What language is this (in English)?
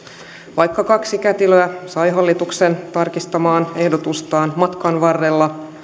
Finnish